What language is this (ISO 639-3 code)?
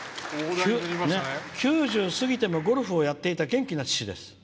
jpn